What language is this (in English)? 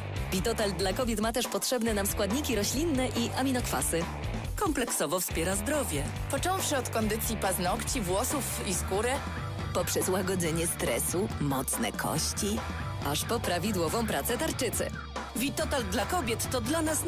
Polish